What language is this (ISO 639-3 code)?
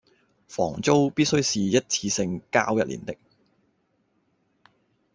yue